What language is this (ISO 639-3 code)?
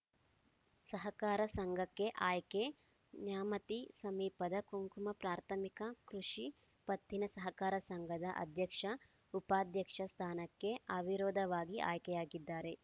kan